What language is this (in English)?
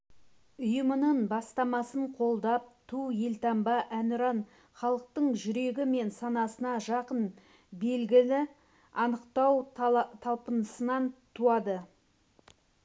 Kazakh